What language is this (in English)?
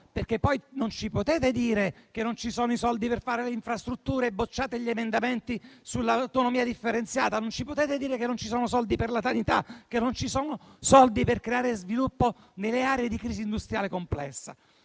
Italian